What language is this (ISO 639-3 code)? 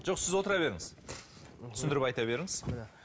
kaz